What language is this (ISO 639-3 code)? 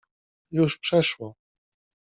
pol